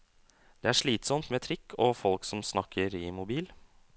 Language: Norwegian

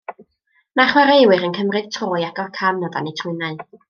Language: Welsh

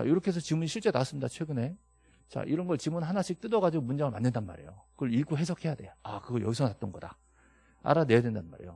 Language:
Korean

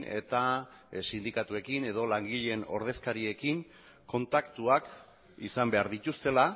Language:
Basque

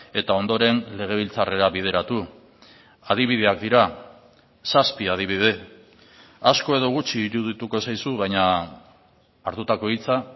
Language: Basque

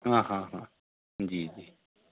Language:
Dogri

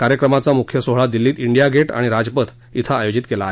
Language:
Marathi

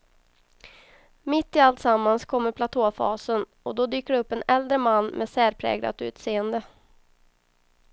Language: Swedish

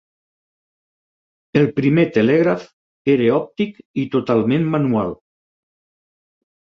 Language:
Catalan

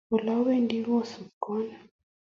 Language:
Kalenjin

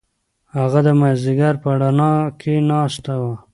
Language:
Pashto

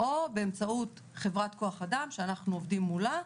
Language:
Hebrew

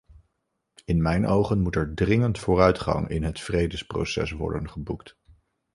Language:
Dutch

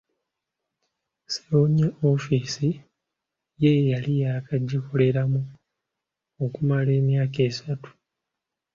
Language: Ganda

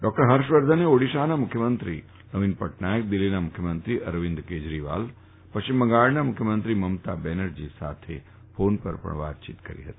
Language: Gujarati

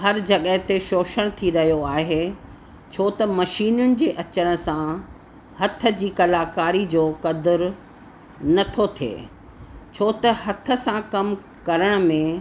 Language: Sindhi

